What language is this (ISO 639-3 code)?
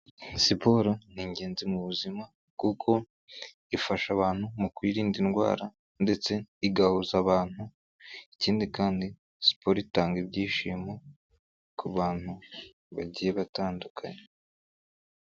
kin